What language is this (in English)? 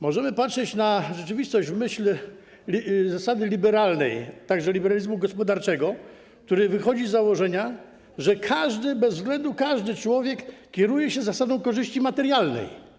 Polish